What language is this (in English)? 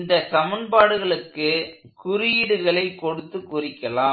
Tamil